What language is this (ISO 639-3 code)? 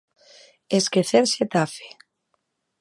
glg